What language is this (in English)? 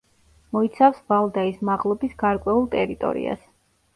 Georgian